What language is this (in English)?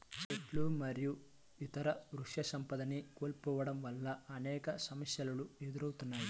Telugu